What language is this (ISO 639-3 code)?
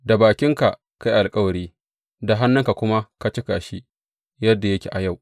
hau